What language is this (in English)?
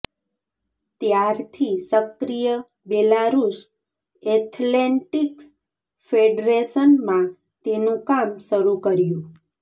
Gujarati